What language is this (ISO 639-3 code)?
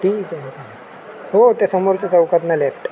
mar